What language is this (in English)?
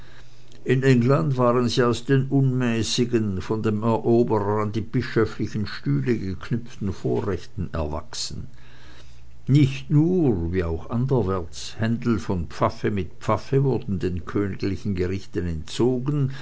German